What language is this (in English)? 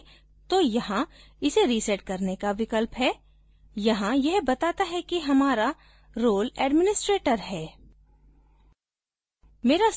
Hindi